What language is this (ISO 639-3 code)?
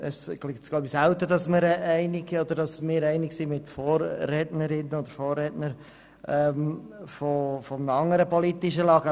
gsw